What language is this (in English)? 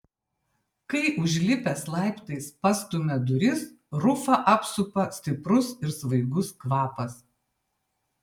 Lithuanian